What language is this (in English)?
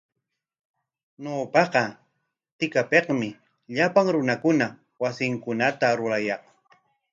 Corongo Ancash Quechua